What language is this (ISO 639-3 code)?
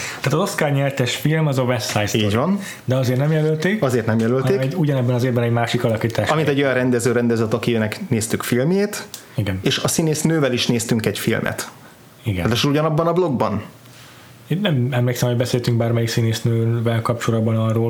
hun